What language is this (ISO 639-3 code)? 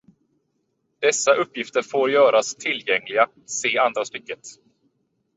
swe